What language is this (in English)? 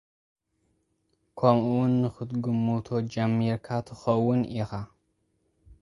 Tigrinya